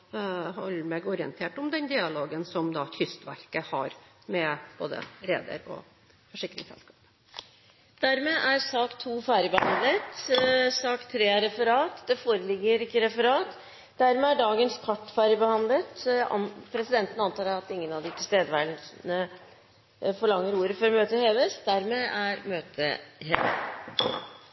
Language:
Norwegian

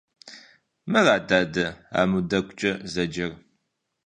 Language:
Kabardian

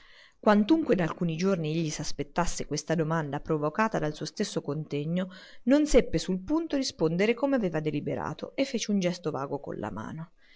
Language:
Italian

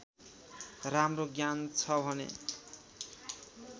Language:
Nepali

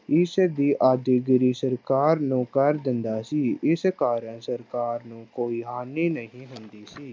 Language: Punjabi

